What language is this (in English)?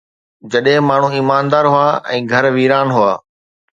Sindhi